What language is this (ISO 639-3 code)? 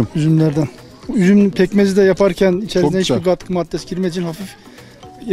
tur